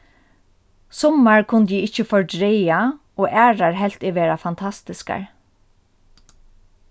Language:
Faroese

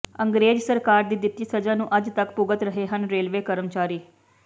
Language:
Punjabi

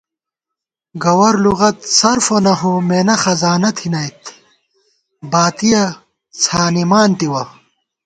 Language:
Gawar-Bati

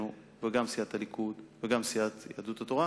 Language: Hebrew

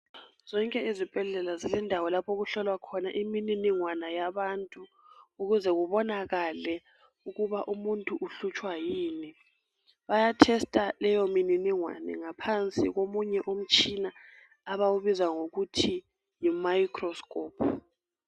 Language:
North Ndebele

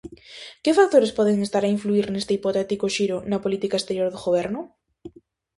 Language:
Galician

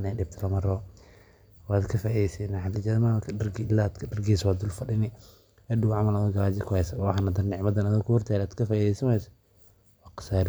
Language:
Somali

